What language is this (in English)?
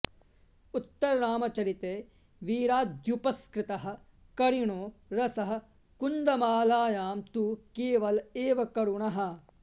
Sanskrit